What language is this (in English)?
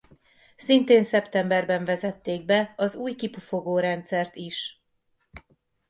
Hungarian